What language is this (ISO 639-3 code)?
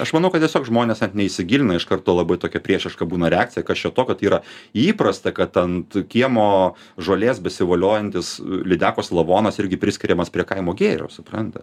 lit